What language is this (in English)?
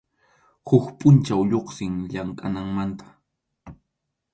Arequipa-La Unión Quechua